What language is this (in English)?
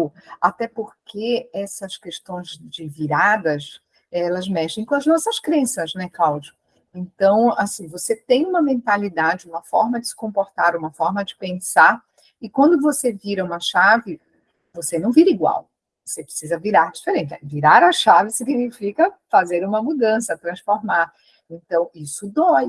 Portuguese